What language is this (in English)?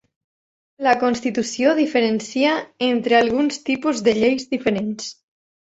Catalan